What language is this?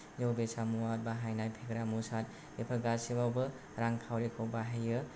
Bodo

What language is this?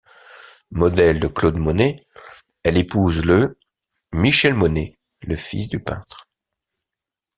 French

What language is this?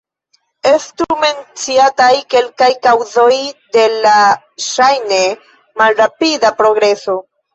Esperanto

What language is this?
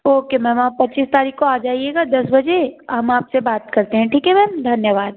Hindi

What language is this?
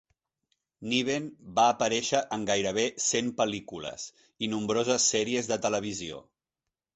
Catalan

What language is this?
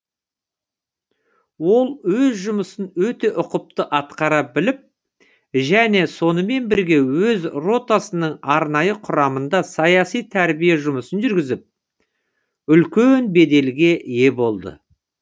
Kazakh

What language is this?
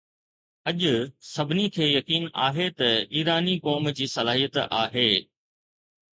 Sindhi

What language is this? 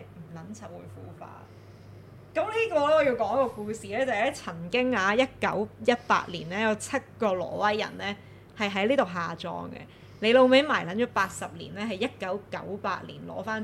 Chinese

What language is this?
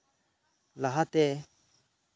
Santali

